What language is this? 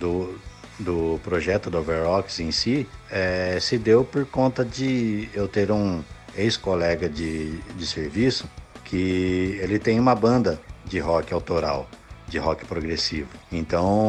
Portuguese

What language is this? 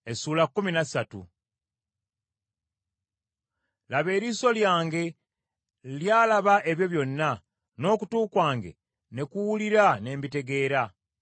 Ganda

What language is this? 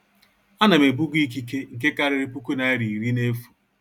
Igbo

